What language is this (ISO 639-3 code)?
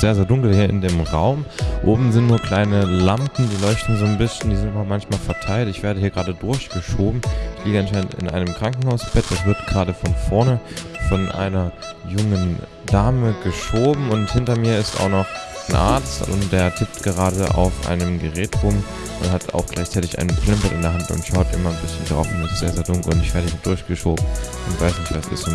deu